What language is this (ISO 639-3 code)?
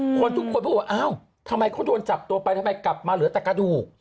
tha